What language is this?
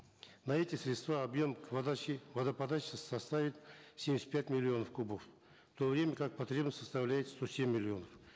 Kazakh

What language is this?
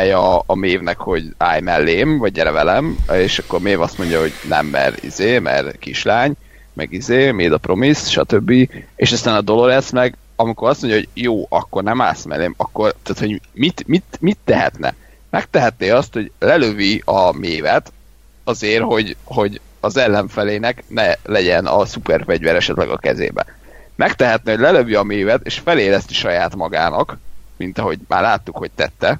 Hungarian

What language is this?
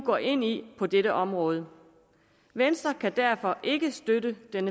Danish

